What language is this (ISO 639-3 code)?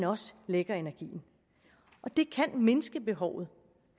dan